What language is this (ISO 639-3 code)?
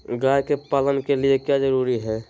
mag